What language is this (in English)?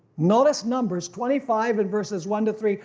English